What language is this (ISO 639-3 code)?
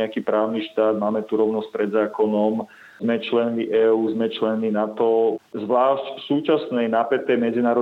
slk